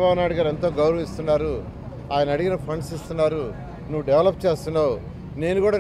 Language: Telugu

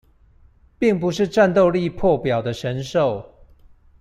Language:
Chinese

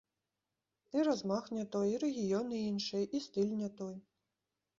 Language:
Belarusian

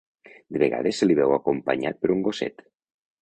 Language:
Catalan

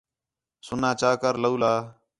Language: Khetrani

